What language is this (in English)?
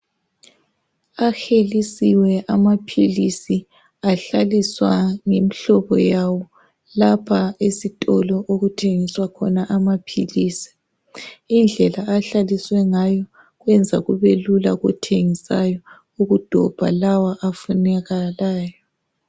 North Ndebele